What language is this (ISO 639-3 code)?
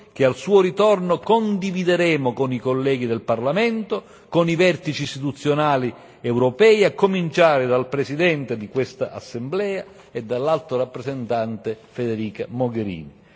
ita